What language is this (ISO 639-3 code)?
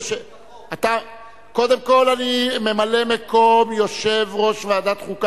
heb